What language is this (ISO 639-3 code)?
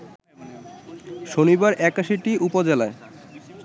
ben